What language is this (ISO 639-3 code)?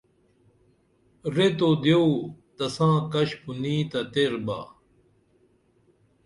dml